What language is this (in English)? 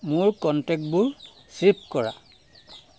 Assamese